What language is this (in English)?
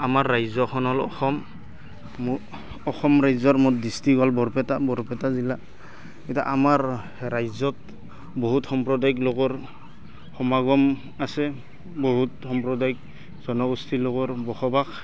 Assamese